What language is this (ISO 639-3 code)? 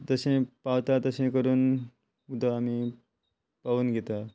kok